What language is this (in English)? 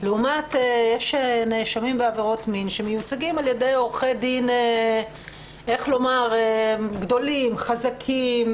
Hebrew